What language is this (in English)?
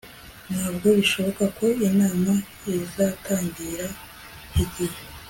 Kinyarwanda